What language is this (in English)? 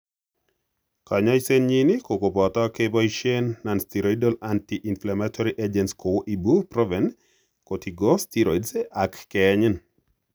Kalenjin